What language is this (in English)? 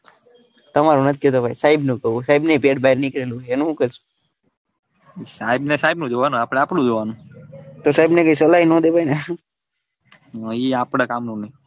Gujarati